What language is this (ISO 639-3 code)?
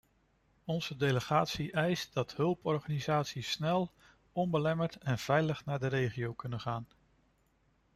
nld